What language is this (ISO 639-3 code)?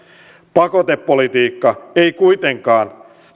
fin